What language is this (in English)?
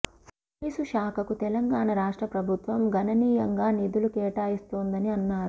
Telugu